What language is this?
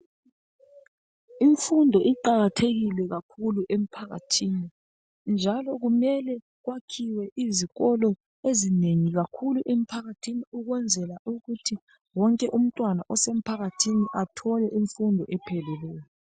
North Ndebele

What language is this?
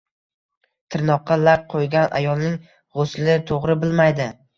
Uzbek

